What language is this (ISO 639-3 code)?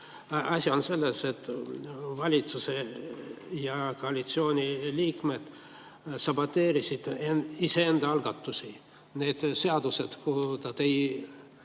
est